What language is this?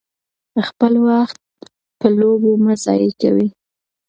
Pashto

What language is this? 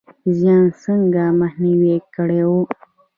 Pashto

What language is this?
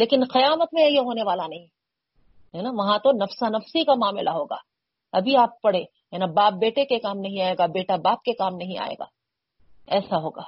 Urdu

